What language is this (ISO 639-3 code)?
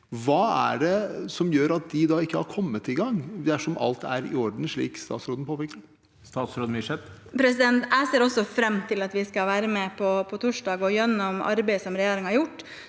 nor